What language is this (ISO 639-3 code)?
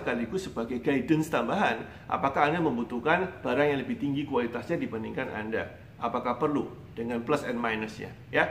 ind